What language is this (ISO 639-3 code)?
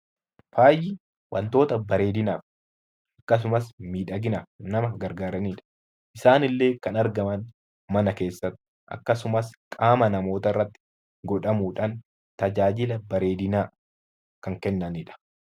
orm